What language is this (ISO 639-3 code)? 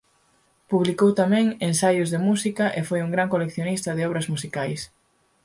glg